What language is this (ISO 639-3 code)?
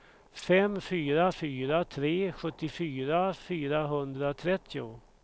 swe